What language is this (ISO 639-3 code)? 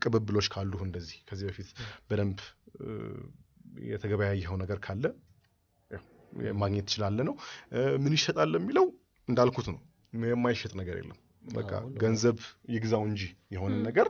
ara